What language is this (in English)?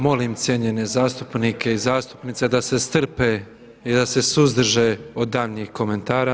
Croatian